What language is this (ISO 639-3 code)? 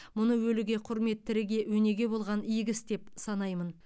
kaz